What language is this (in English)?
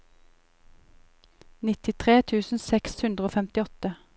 Norwegian